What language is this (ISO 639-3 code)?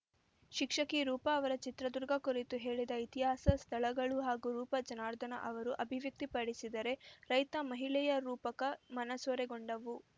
kan